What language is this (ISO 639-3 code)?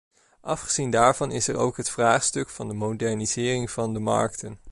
nld